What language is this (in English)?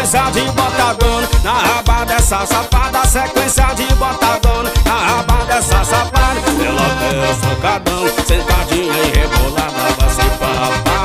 Portuguese